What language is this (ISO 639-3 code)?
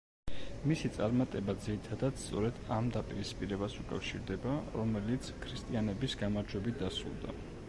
kat